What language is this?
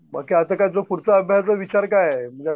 Marathi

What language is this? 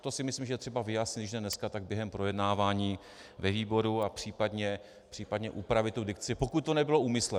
Czech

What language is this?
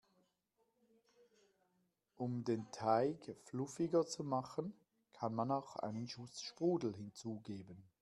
German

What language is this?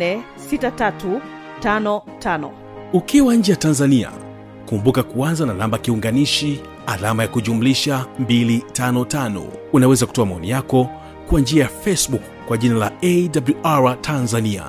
Swahili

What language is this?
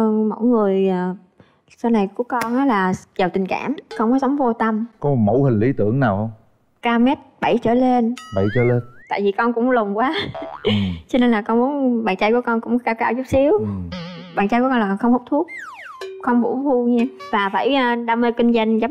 Vietnamese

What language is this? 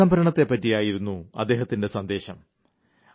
Malayalam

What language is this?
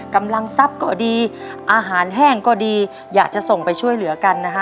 Thai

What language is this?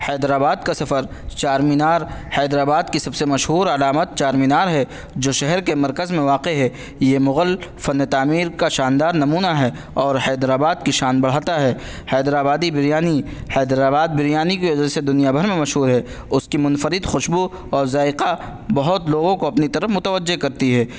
Urdu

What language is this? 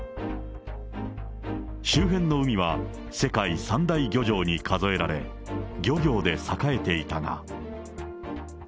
Japanese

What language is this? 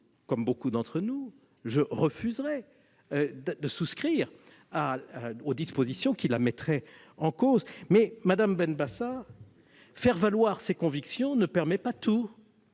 French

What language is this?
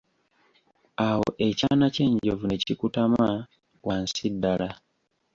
Ganda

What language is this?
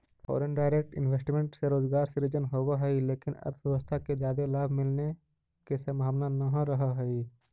Magahi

